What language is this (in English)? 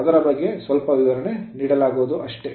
Kannada